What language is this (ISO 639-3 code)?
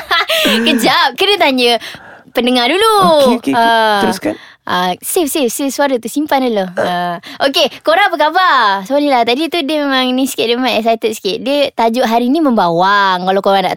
msa